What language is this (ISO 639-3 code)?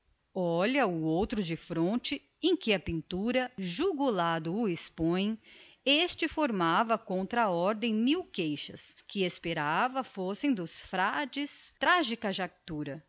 por